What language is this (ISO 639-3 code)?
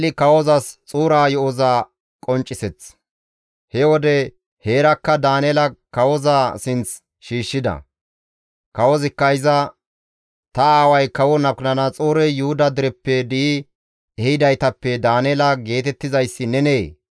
gmv